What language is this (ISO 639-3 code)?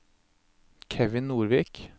nor